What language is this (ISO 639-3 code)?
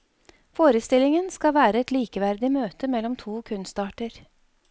nor